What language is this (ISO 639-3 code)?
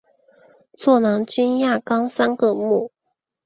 zho